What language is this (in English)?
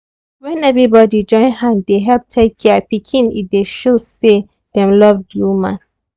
Nigerian Pidgin